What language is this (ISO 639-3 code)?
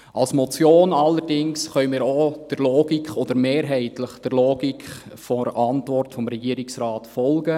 gsw